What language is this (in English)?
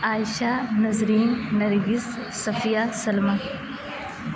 Urdu